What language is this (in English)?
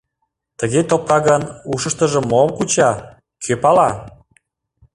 Mari